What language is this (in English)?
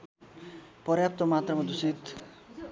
Nepali